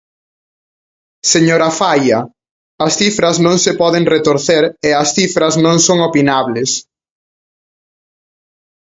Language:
Galician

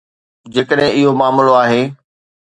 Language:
Sindhi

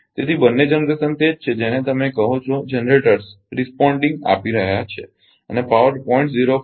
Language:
Gujarati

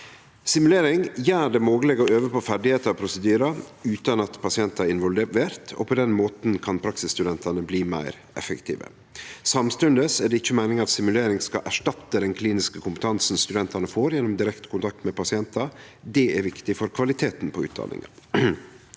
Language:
Norwegian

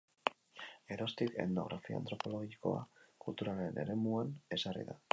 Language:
Basque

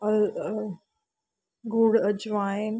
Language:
Punjabi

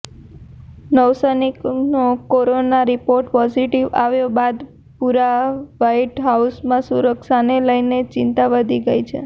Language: Gujarati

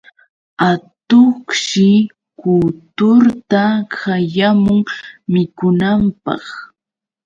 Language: Yauyos Quechua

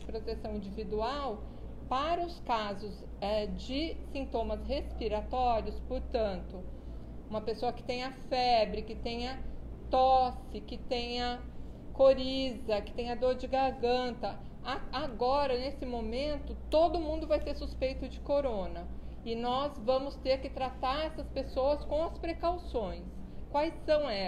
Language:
Portuguese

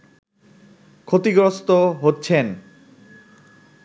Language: Bangla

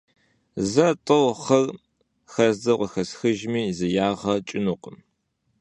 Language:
Kabardian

